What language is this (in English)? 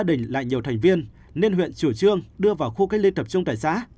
Vietnamese